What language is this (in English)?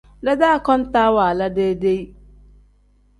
Tem